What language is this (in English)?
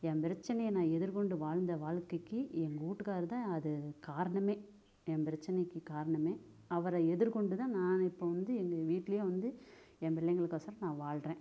Tamil